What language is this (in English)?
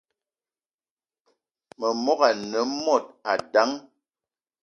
Eton (Cameroon)